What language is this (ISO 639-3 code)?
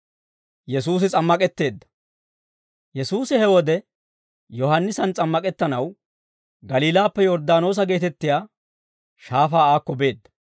dwr